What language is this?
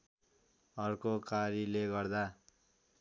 Nepali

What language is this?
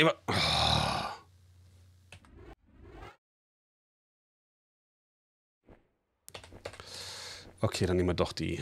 German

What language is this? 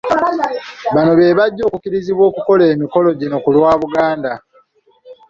Ganda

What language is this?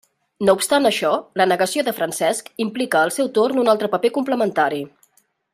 Catalan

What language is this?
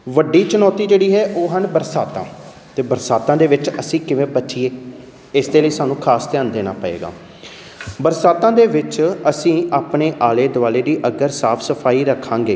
Punjabi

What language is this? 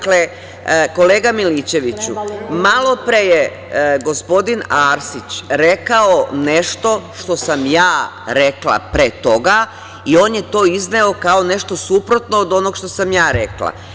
Serbian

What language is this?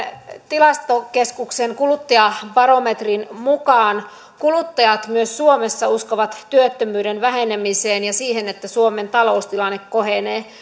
Finnish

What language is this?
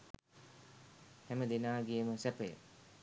Sinhala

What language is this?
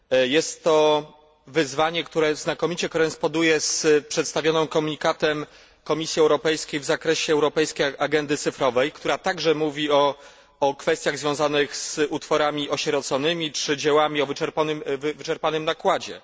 Polish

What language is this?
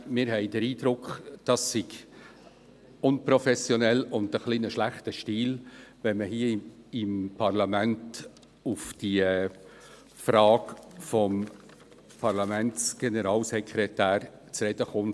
Swiss German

